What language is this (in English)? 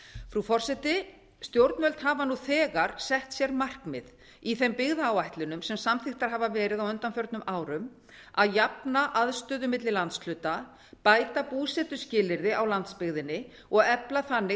Icelandic